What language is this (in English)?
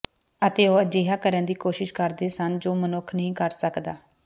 Punjabi